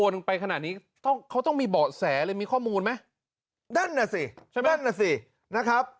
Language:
Thai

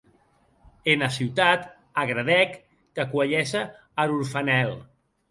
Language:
Occitan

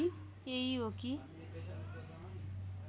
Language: Nepali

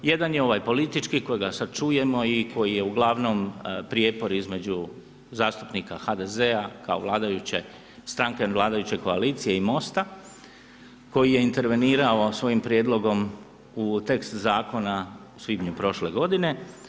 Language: Croatian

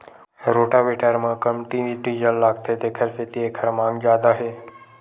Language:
Chhattisgarhi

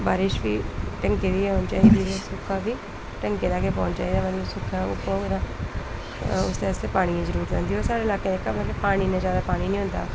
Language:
Dogri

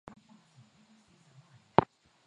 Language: Swahili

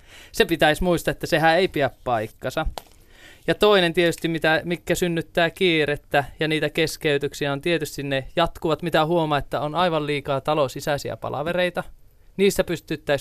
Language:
Finnish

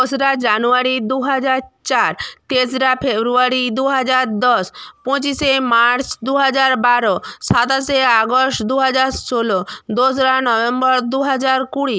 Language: Bangla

